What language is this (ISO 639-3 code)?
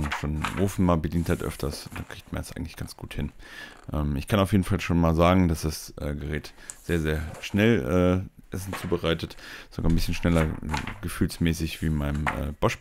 deu